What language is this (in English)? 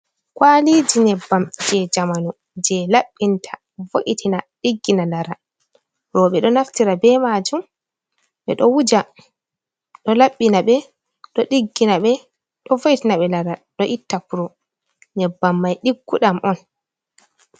Fula